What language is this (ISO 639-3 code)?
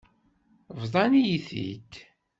kab